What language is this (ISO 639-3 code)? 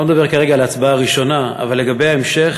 heb